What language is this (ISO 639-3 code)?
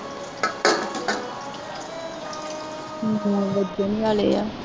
pan